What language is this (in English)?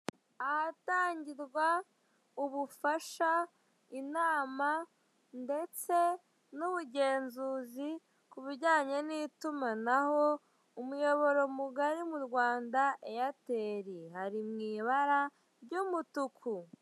Kinyarwanda